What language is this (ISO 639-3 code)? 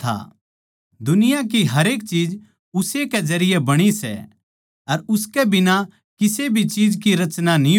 bgc